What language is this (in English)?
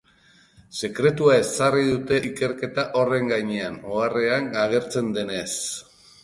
Basque